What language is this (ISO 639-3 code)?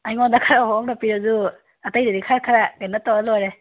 mni